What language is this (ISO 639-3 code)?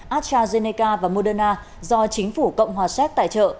vie